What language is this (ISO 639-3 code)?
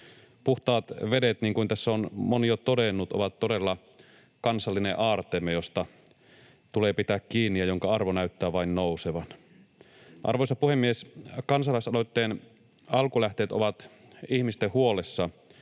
fin